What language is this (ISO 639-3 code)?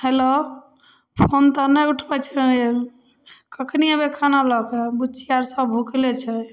mai